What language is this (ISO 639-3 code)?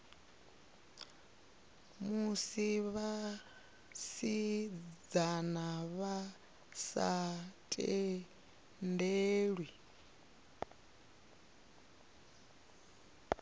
ven